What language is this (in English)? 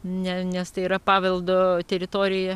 Lithuanian